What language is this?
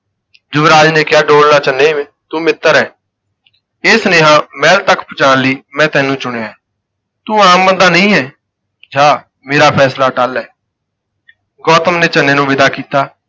Punjabi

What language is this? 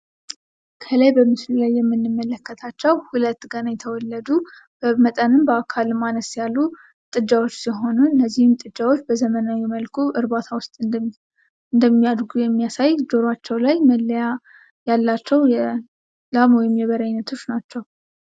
Amharic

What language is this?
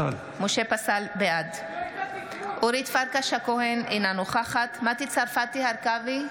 Hebrew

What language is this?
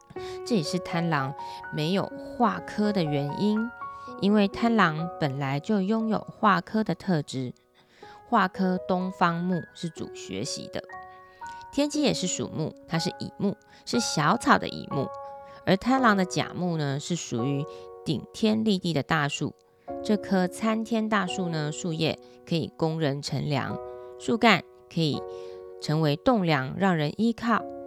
Chinese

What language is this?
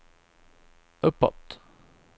Swedish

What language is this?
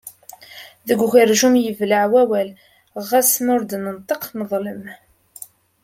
Kabyle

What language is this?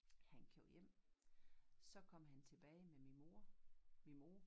Danish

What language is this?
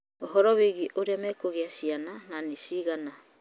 Kikuyu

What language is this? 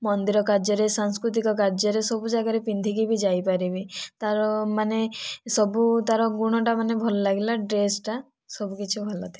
Odia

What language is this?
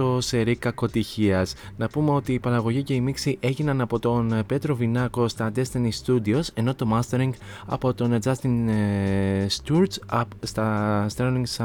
Greek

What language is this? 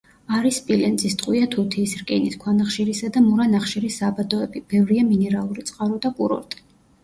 Georgian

